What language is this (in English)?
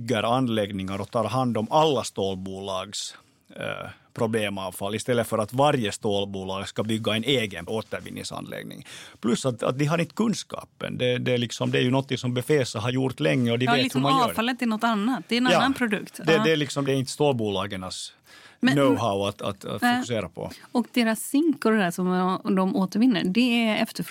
Swedish